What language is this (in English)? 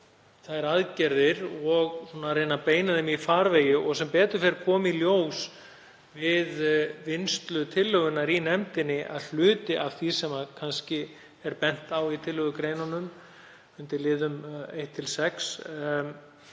Icelandic